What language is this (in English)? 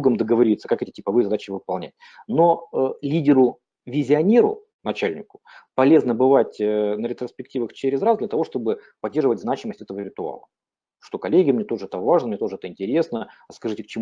Russian